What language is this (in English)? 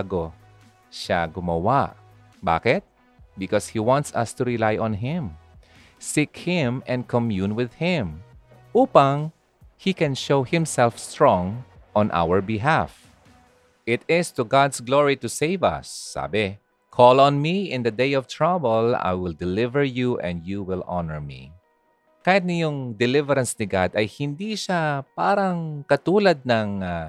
Filipino